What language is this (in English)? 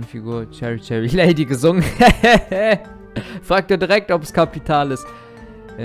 German